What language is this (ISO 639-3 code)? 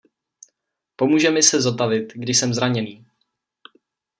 ces